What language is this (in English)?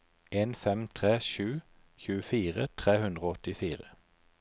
Norwegian